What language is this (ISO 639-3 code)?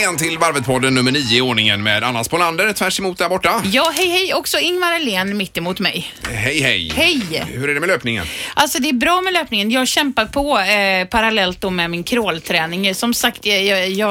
swe